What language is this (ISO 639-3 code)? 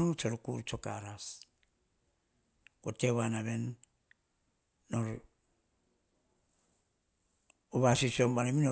hah